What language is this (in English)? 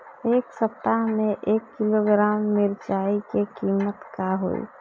Bhojpuri